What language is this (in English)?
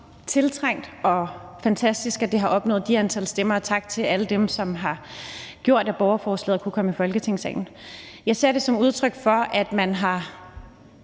Danish